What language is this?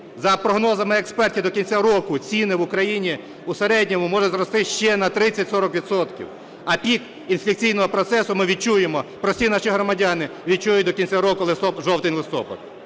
Ukrainian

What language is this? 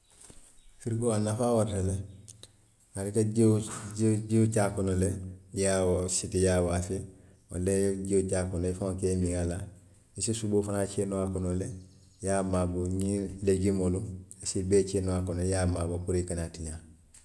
Western Maninkakan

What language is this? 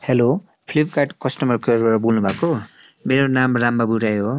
Nepali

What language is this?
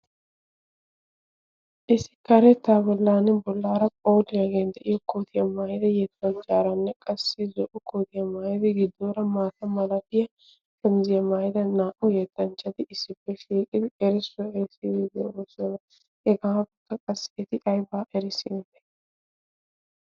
Wolaytta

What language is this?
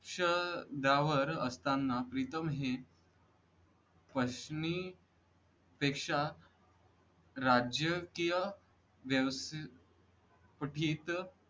Marathi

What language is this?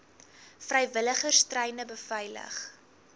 Afrikaans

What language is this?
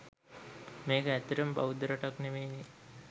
Sinhala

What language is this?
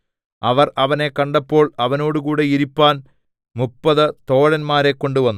Malayalam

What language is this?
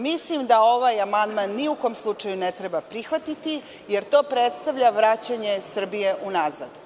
Serbian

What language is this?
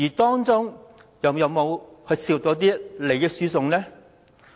Cantonese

